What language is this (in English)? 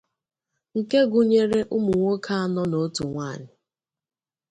Igbo